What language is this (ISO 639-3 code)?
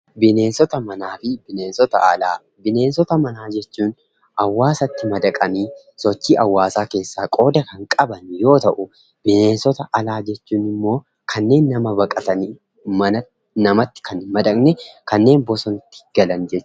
orm